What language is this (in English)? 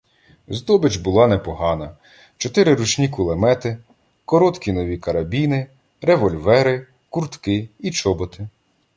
Ukrainian